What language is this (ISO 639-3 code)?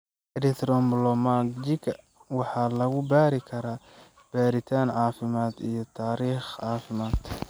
som